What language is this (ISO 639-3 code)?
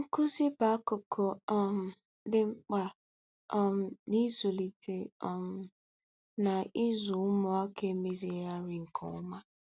ibo